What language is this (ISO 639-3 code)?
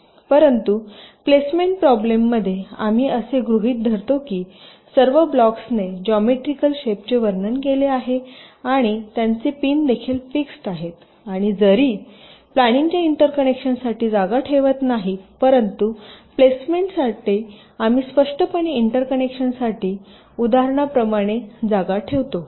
mar